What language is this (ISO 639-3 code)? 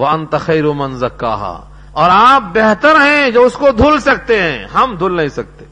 urd